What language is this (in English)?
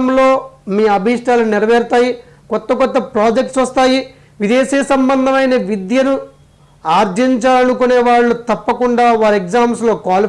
English